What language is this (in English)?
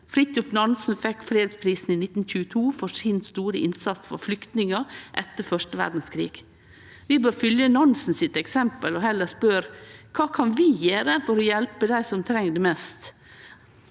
Norwegian